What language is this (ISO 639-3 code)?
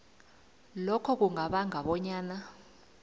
nbl